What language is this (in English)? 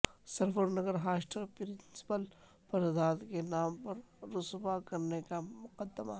Urdu